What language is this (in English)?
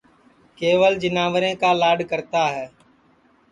Sansi